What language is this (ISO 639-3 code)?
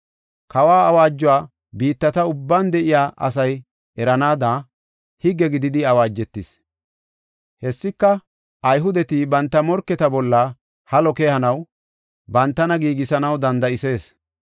gof